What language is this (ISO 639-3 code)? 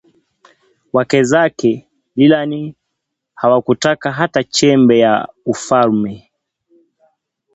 swa